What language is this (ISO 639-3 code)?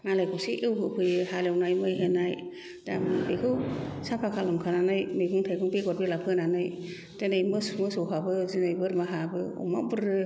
brx